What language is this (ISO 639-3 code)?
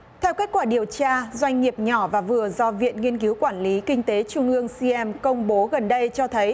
vie